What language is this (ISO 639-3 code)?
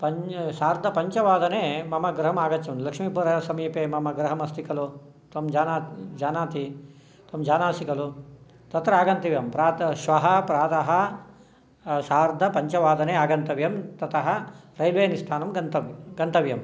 san